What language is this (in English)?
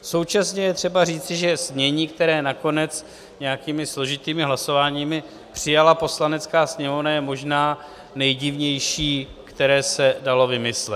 Czech